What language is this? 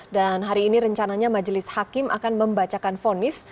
Indonesian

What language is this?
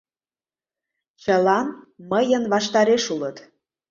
Mari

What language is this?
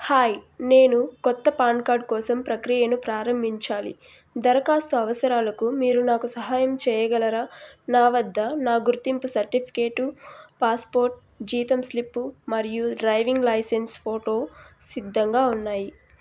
Telugu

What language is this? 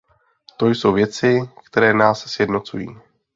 Czech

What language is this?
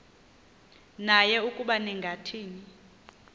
Xhosa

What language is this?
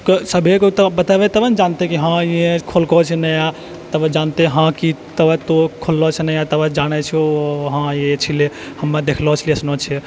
Maithili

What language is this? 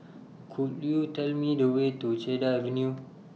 English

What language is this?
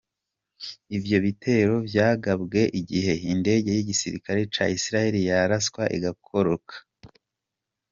Kinyarwanda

